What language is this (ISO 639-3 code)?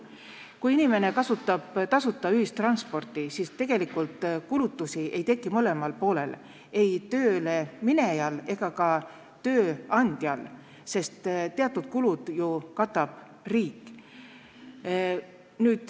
est